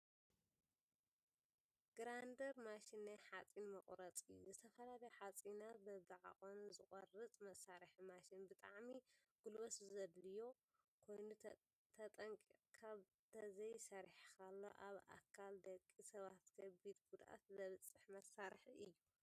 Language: Tigrinya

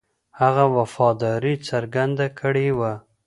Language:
Pashto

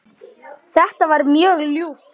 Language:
Icelandic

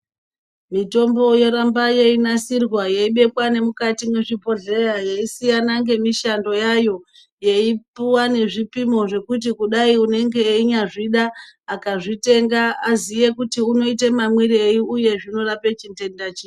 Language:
Ndau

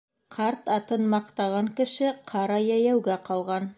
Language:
Bashkir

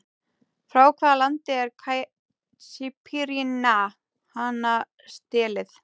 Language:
Icelandic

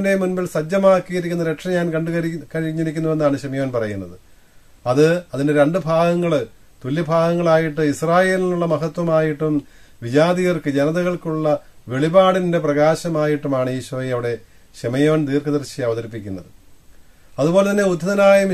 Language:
Malayalam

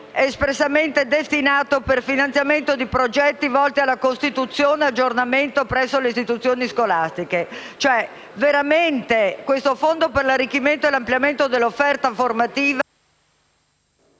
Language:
Italian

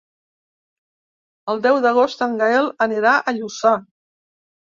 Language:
Catalan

